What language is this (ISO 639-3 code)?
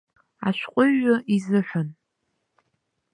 abk